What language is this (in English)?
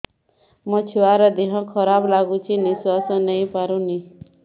Odia